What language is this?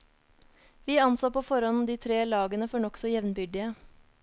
Norwegian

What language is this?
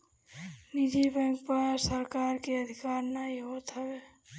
Bhojpuri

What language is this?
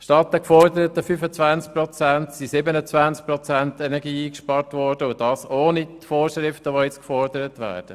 Swiss German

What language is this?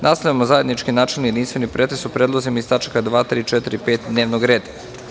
Serbian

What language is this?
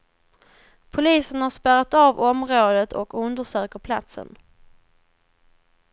Swedish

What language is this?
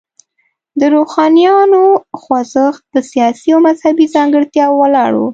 Pashto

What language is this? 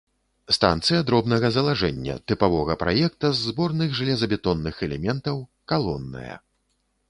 Belarusian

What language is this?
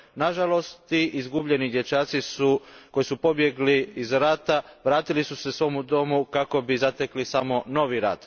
Croatian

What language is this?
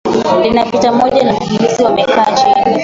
Swahili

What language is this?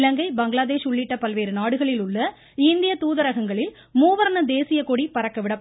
Tamil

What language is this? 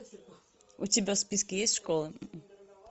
Russian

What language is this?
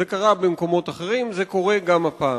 Hebrew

